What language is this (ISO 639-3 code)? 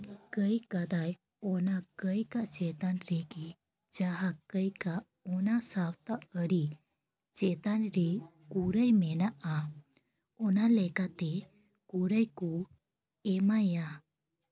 sat